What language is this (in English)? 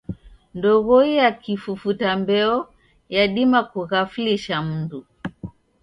Taita